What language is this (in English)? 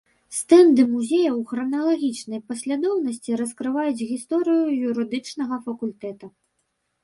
Belarusian